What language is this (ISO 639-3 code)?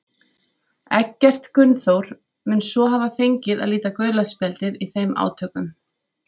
isl